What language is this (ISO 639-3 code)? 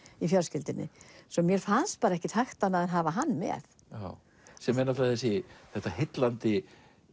isl